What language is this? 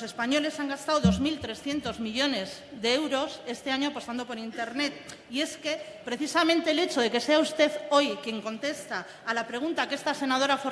Spanish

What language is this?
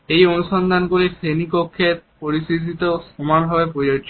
Bangla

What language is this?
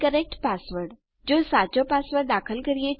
Gujarati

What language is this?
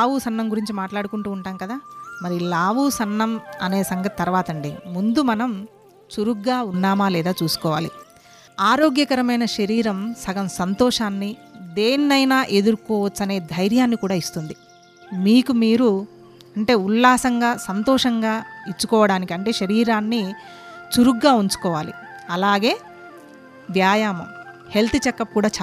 Telugu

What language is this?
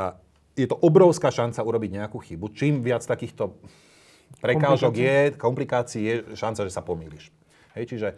Slovak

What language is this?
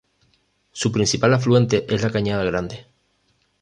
Spanish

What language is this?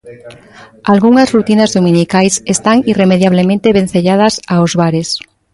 Galician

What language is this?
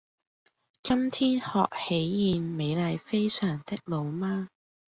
Cantonese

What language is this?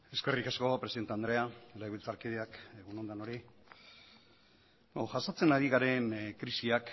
Basque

